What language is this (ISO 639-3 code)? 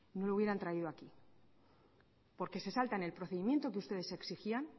spa